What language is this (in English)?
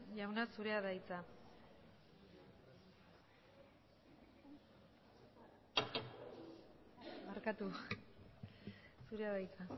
Basque